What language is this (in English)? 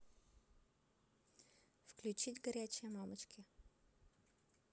Russian